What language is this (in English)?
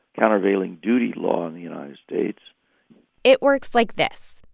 English